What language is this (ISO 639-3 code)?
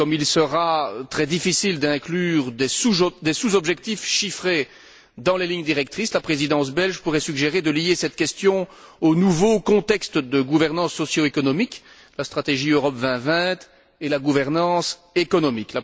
fra